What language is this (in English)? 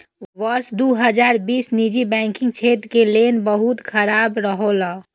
Maithili